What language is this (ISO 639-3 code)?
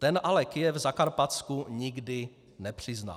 ces